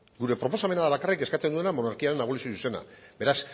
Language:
Basque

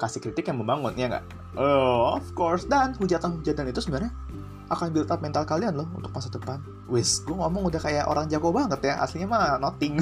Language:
Indonesian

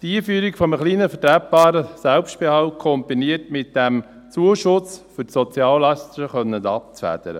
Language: Swiss German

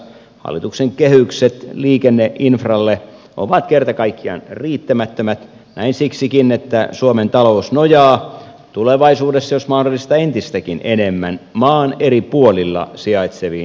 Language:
Finnish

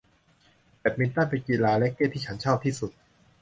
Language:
Thai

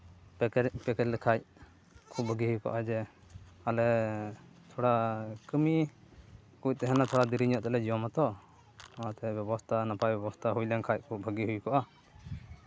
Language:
Santali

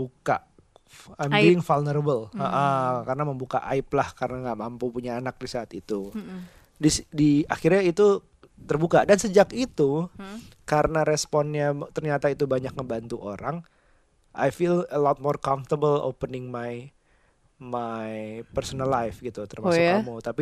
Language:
Indonesian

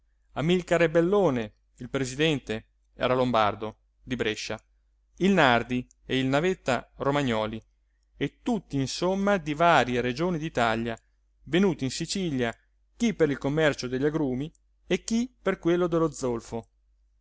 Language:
Italian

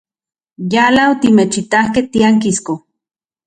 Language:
Central Puebla Nahuatl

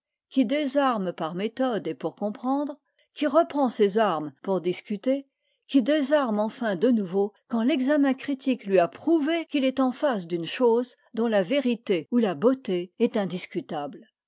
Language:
French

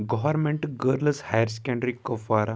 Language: Kashmiri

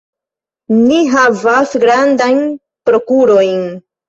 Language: Esperanto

